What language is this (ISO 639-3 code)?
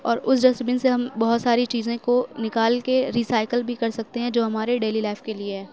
urd